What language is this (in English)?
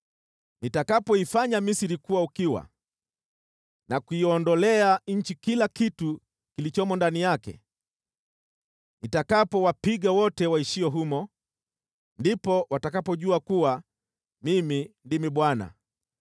Swahili